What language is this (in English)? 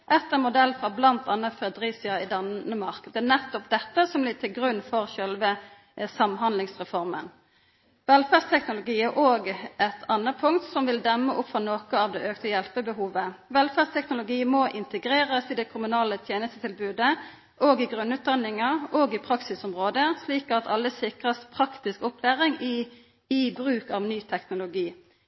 Norwegian Nynorsk